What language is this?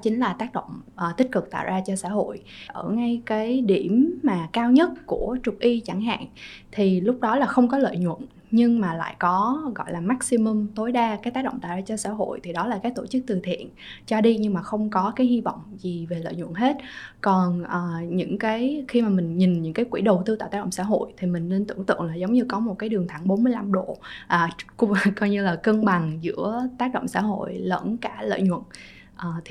Vietnamese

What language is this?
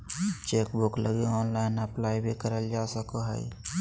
Magahi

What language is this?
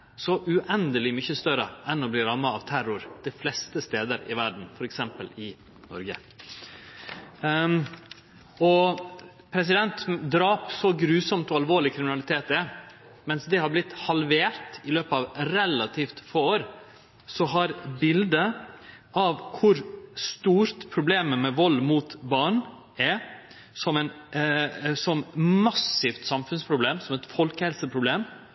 Norwegian Nynorsk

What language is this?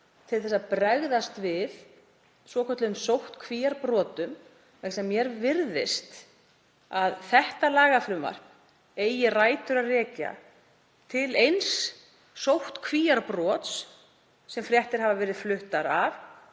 Icelandic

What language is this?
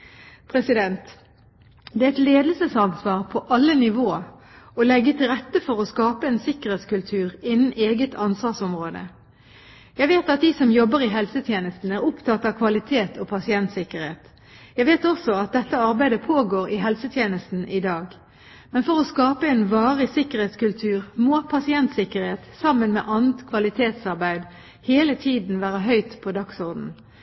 Norwegian Bokmål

